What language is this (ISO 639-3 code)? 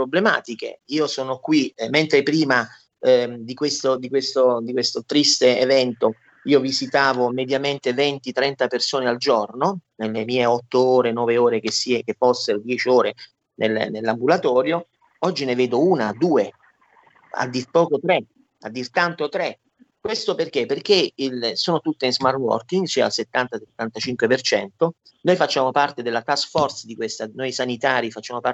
ita